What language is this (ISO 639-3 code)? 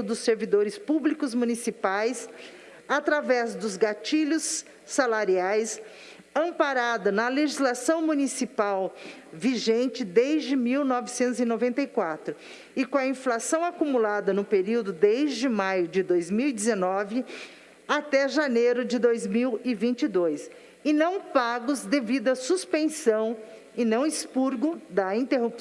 por